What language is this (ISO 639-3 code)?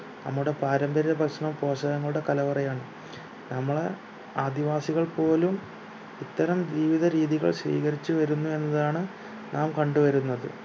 mal